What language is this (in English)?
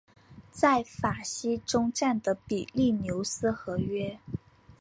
Chinese